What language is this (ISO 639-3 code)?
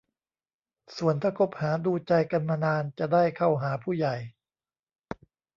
tha